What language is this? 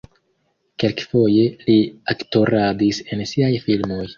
Esperanto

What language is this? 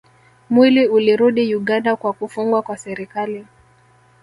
Swahili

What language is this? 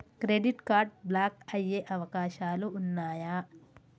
Telugu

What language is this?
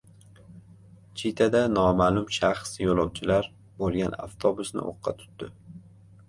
Uzbek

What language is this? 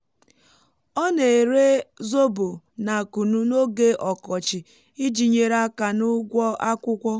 Igbo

